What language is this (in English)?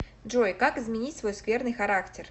Russian